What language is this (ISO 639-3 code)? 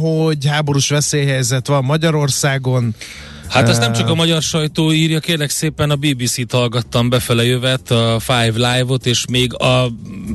hun